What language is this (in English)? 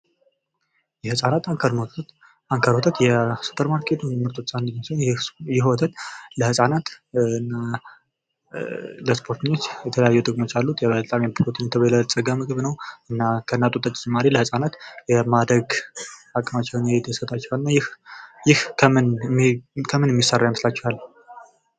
Amharic